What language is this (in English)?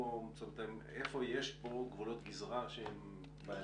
Hebrew